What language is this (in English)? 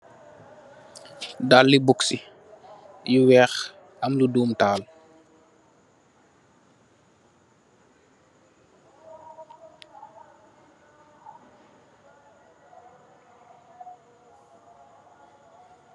Wolof